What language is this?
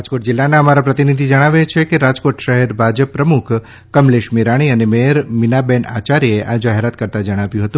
Gujarati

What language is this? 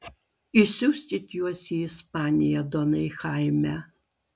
Lithuanian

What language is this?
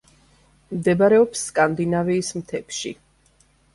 Georgian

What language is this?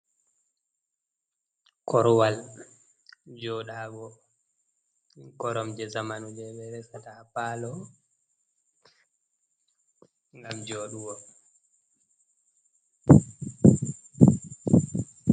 Fula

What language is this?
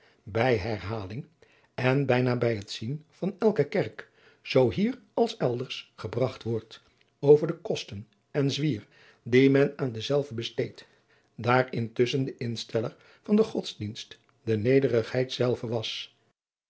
Dutch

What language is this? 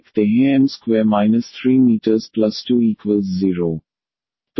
Hindi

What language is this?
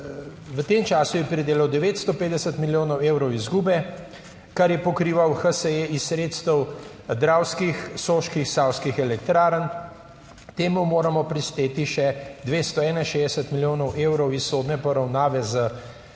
Slovenian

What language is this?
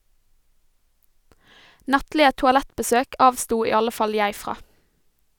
Norwegian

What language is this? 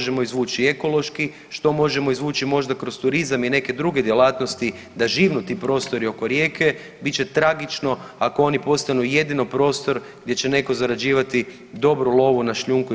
Croatian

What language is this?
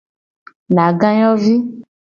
Gen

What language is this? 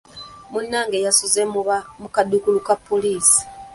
Ganda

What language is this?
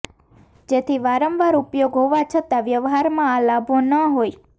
Gujarati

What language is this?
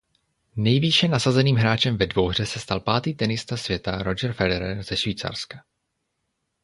Czech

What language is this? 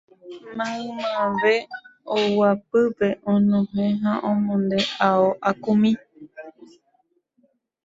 Guarani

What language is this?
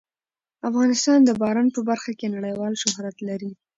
Pashto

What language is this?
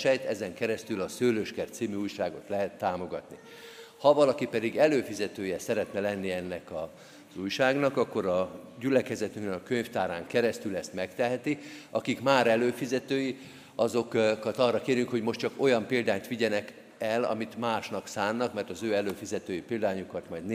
Hungarian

